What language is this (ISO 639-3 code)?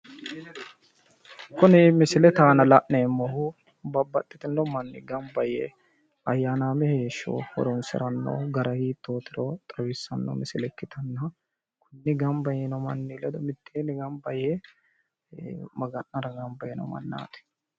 sid